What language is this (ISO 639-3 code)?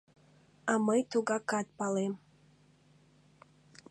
chm